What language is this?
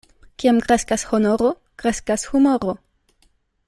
Esperanto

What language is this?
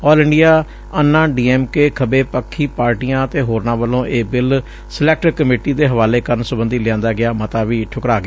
Punjabi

